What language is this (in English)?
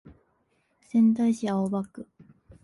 Japanese